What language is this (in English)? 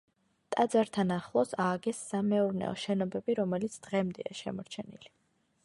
Georgian